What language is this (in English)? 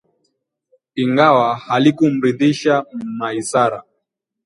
Swahili